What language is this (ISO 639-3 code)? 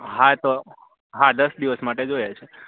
guj